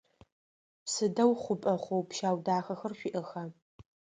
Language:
Adyghe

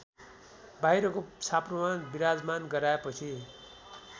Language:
Nepali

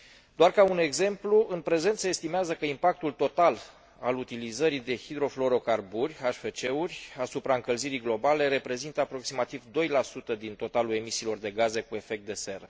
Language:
Romanian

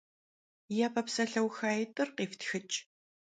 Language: Kabardian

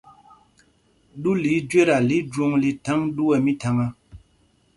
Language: Mpumpong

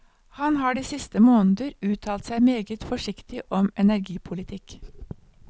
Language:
Norwegian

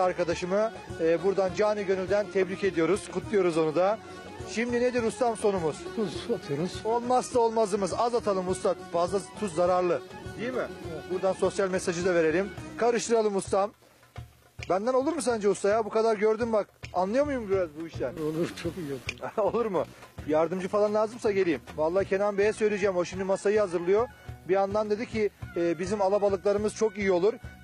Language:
Turkish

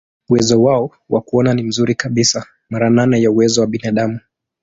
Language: Swahili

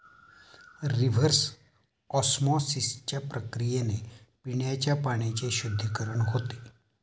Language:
Marathi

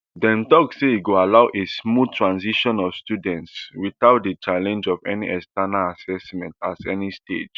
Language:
Nigerian Pidgin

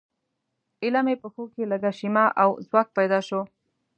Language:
Pashto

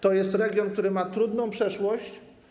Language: Polish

